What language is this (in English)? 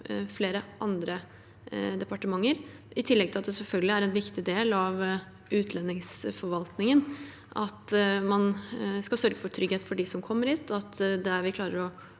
Norwegian